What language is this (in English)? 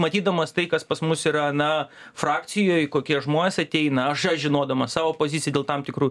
Lithuanian